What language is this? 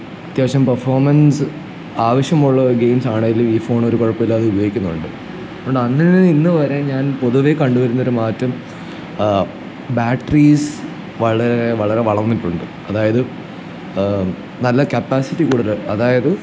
Malayalam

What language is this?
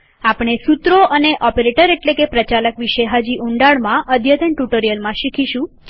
Gujarati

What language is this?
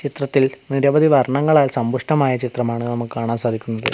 Malayalam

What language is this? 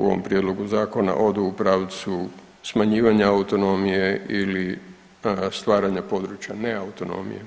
Croatian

